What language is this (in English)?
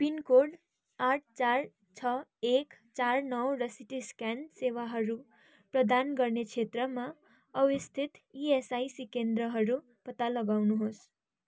Nepali